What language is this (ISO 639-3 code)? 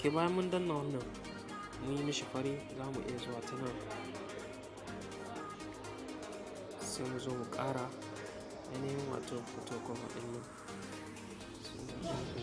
ron